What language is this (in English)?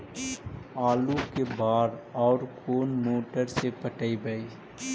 Magahi